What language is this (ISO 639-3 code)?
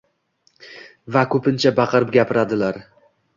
uzb